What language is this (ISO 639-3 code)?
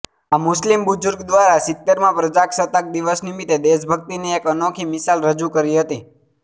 guj